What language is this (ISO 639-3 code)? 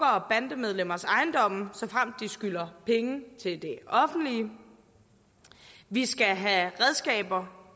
dan